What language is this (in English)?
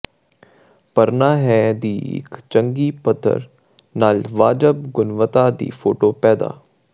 Punjabi